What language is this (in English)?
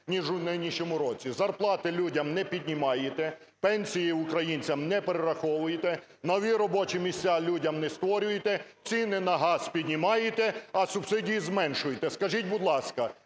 Ukrainian